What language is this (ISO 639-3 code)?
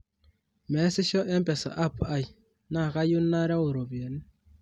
mas